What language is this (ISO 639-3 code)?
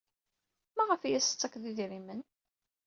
kab